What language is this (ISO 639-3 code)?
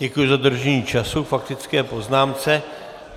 ces